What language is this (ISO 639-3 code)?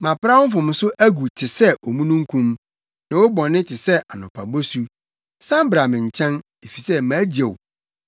aka